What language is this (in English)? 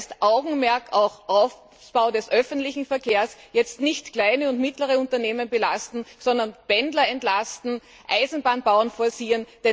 German